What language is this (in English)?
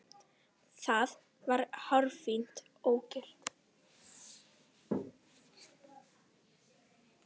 Icelandic